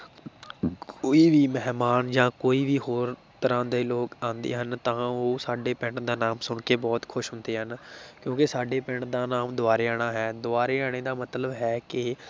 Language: Punjabi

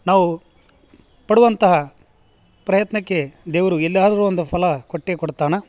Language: Kannada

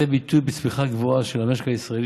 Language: Hebrew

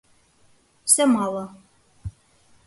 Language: Mari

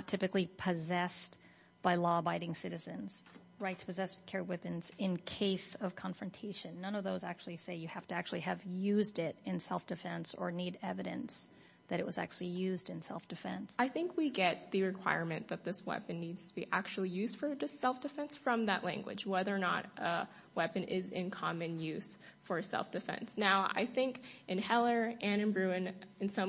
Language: English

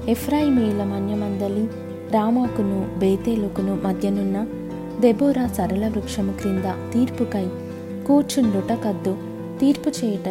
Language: Telugu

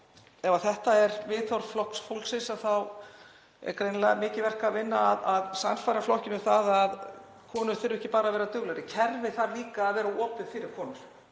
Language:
Icelandic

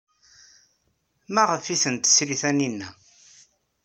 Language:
Kabyle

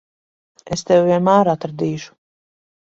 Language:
Latvian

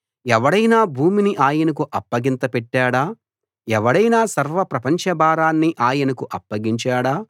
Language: Telugu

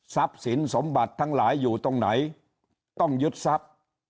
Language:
Thai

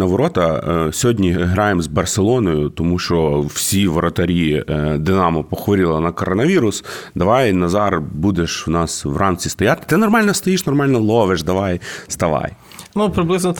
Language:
Ukrainian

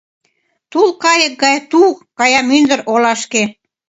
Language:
Mari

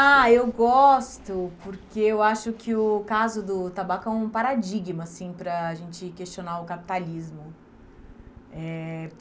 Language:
Portuguese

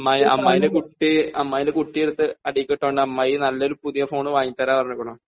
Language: Malayalam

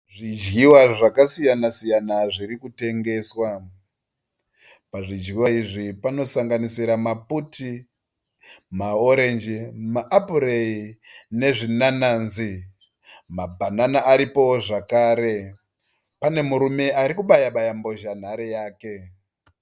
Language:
Shona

